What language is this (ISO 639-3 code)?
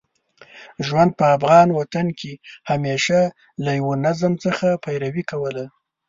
pus